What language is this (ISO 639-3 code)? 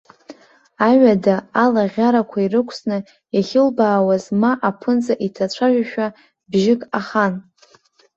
abk